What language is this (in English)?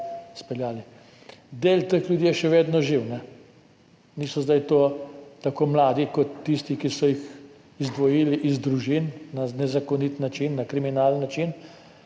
Slovenian